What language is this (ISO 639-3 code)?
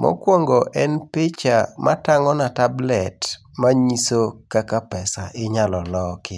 luo